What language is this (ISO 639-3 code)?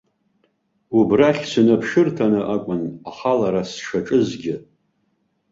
abk